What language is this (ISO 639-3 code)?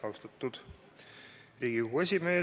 est